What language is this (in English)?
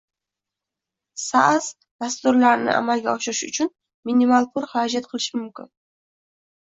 Uzbek